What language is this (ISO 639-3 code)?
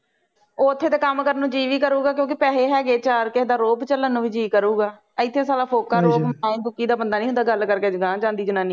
pan